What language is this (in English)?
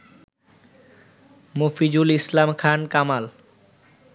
Bangla